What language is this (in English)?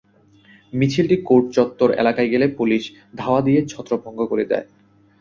Bangla